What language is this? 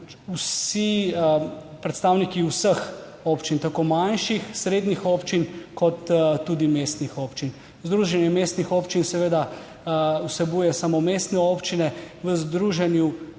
Slovenian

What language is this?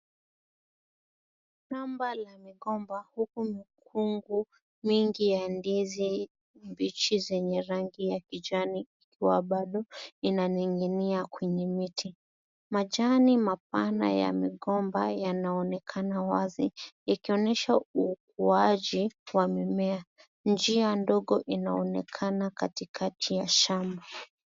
Swahili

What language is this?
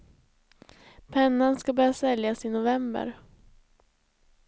Swedish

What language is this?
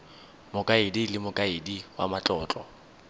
Tswana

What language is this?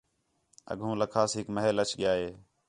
Khetrani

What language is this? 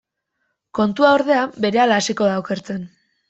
Basque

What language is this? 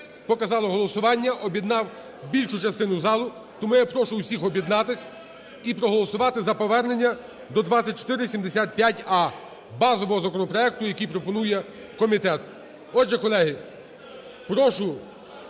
Ukrainian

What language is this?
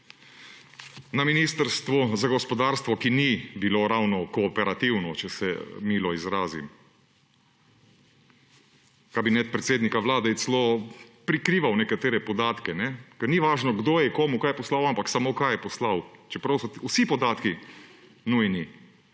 Slovenian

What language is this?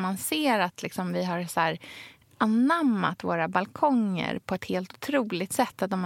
Swedish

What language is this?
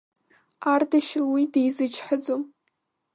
Abkhazian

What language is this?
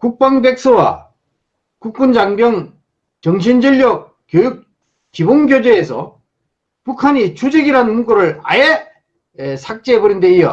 Korean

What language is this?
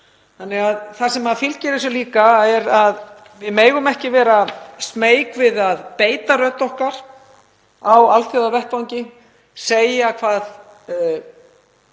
Icelandic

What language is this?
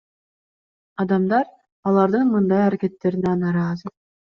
Kyrgyz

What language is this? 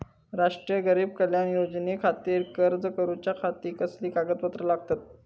Marathi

